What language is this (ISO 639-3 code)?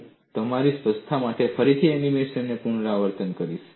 guj